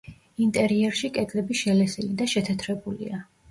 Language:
Georgian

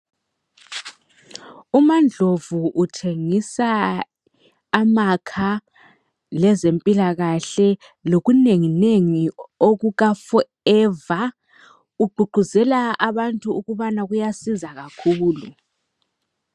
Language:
North Ndebele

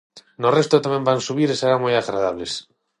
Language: Galician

